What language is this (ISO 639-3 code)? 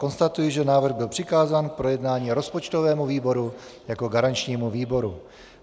ces